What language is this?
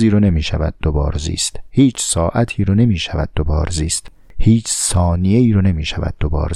Persian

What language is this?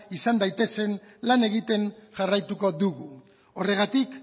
Basque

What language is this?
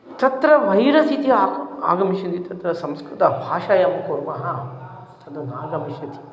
Sanskrit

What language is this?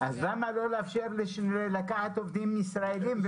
Hebrew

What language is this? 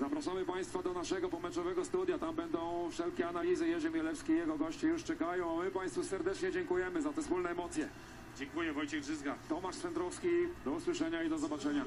Polish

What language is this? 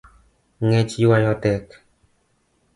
Luo (Kenya and Tanzania)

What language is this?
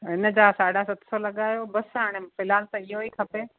Sindhi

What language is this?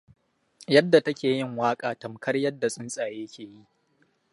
Hausa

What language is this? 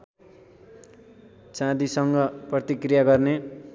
Nepali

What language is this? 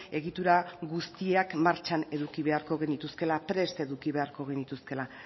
Basque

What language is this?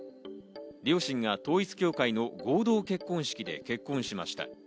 Japanese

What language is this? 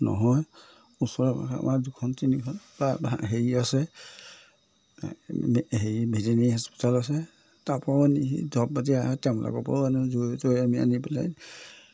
Assamese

